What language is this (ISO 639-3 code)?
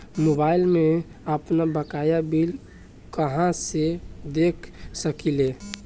bho